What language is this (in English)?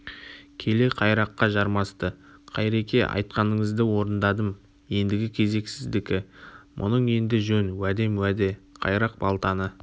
Kazakh